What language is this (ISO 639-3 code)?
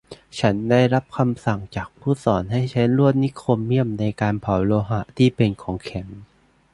tha